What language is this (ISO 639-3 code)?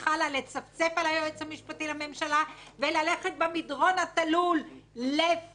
heb